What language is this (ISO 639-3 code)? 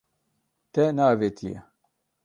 kur